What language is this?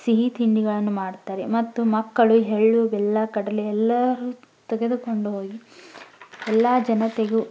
Kannada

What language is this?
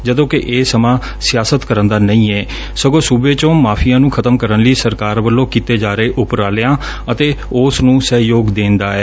Punjabi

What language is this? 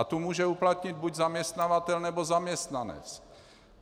Czech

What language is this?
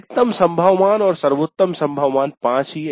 Hindi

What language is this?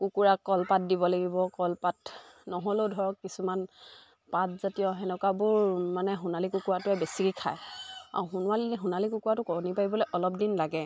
Assamese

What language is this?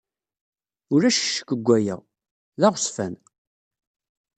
Kabyle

